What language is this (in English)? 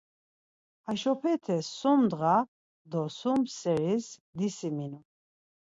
Laz